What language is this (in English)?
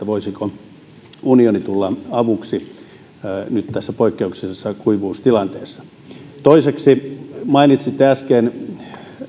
Finnish